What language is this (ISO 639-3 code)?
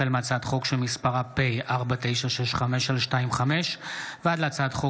heb